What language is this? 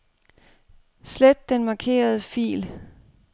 Danish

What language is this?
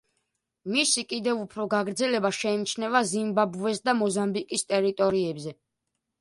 Georgian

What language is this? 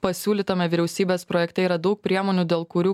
Lithuanian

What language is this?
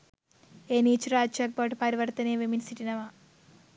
Sinhala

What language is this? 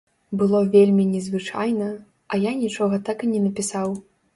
Belarusian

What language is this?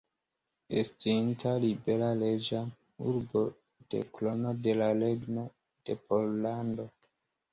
Esperanto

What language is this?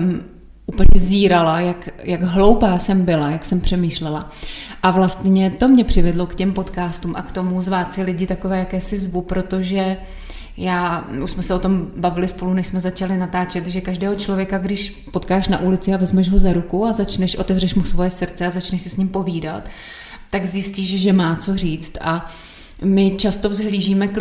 Czech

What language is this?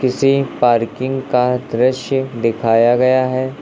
Hindi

